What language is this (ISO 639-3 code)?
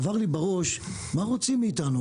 heb